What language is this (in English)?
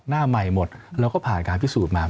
Thai